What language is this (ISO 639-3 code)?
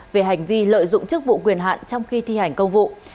vie